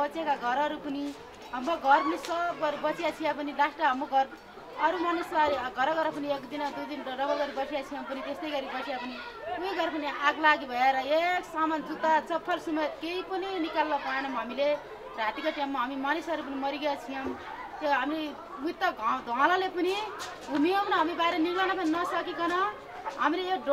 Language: Arabic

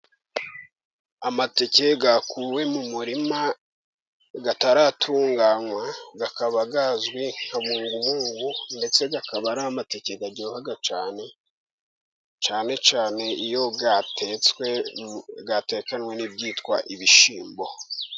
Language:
Kinyarwanda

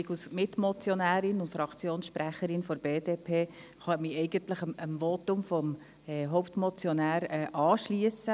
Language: Swiss German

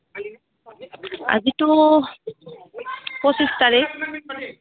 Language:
Assamese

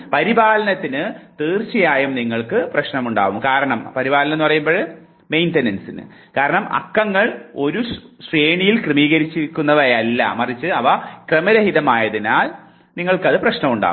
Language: Malayalam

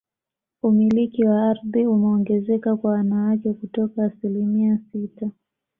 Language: Swahili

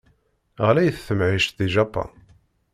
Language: Kabyle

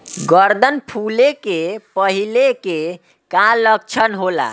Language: Bhojpuri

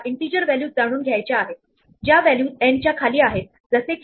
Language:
Marathi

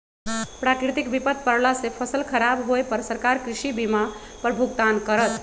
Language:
Magahi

